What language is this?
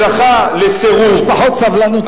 Hebrew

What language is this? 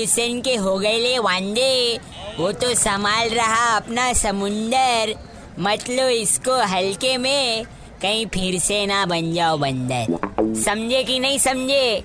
Hindi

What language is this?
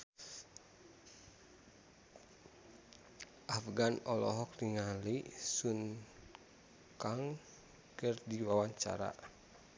Sundanese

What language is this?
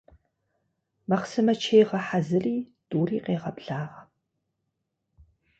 Kabardian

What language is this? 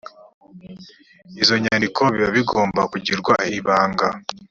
Kinyarwanda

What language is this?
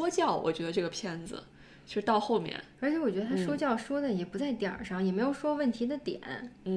Chinese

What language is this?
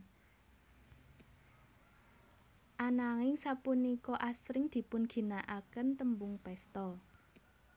Javanese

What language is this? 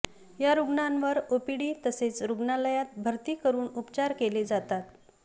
Marathi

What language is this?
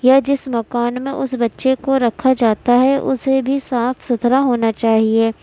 Urdu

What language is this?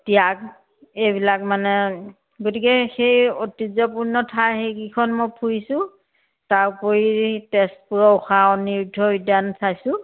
Assamese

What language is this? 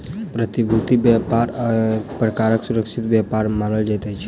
Maithili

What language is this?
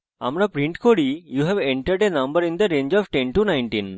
Bangla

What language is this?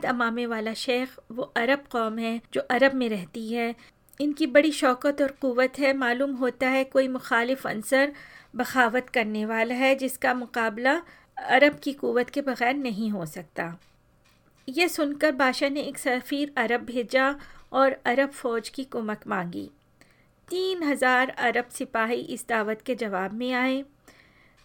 Hindi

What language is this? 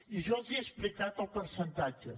Catalan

